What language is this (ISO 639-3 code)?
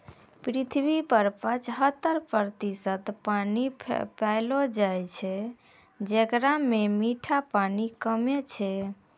mai